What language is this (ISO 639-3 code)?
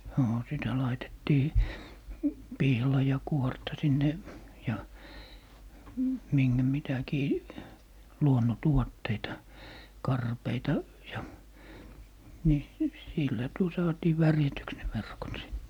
fin